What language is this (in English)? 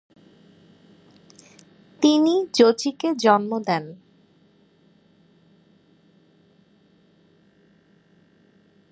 Bangla